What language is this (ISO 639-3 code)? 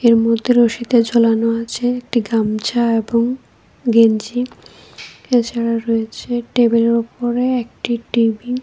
ben